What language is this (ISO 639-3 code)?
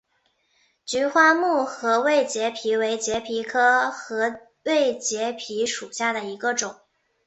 zho